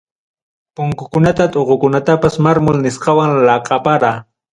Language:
Ayacucho Quechua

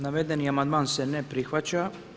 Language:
Croatian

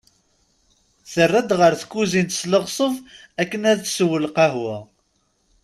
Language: Kabyle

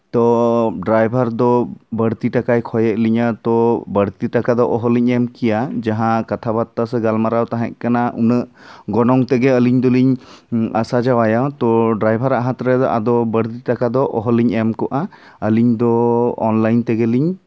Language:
Santali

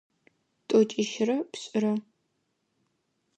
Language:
Adyghe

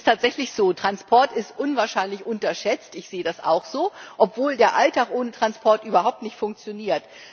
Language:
German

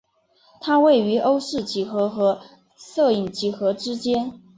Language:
Chinese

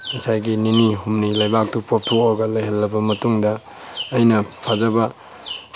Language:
Manipuri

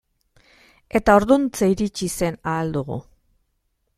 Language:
Basque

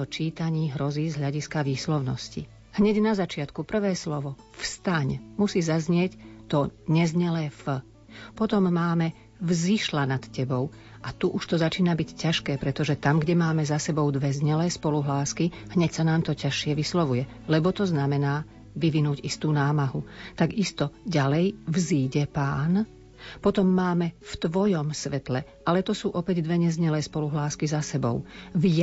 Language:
Slovak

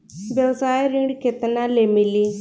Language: Bhojpuri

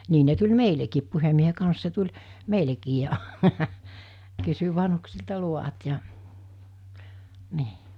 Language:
Finnish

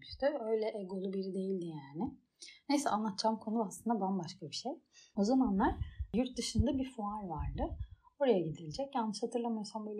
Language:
Turkish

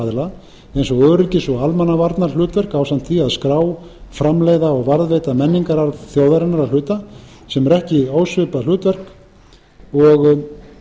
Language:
Icelandic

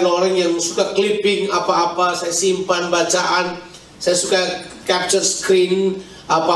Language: Indonesian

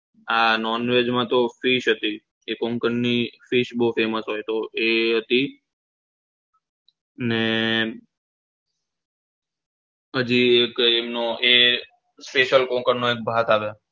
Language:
Gujarati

